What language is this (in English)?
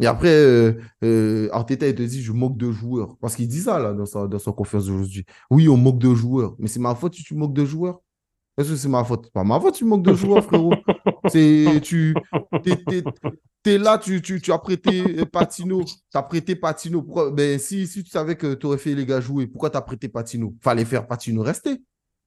French